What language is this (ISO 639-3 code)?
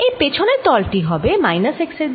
ben